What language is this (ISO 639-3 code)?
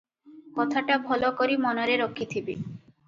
ori